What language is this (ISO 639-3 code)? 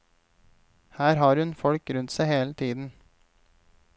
nor